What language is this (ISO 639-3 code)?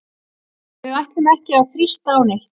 isl